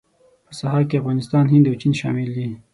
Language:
Pashto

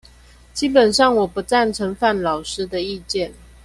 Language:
Chinese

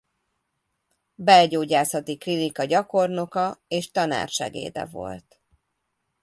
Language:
Hungarian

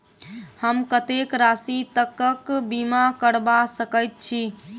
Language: Maithili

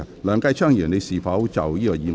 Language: Cantonese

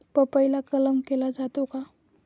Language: Marathi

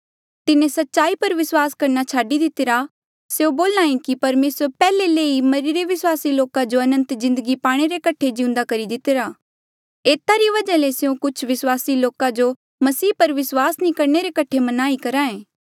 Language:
Mandeali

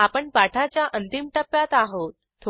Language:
Marathi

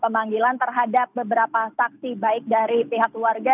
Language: Indonesian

